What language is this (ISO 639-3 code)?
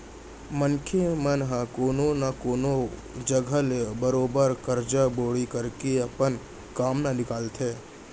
hne